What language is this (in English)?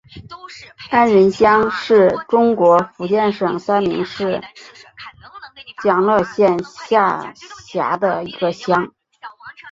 Chinese